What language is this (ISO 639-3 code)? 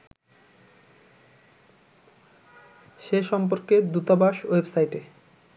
ben